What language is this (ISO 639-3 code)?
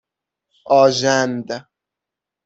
fas